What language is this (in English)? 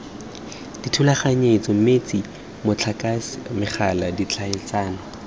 Tswana